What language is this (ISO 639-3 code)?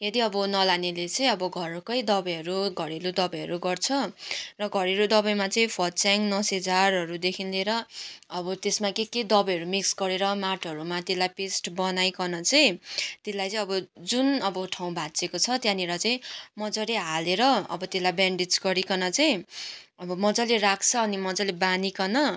nep